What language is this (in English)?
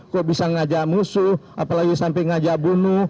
Indonesian